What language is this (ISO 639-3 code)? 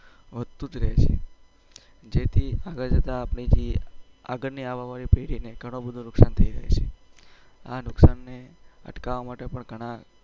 guj